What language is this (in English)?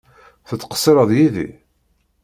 Kabyle